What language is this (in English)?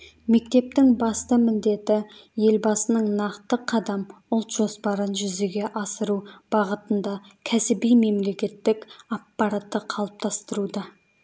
Kazakh